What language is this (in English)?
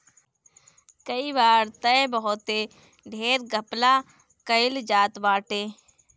Bhojpuri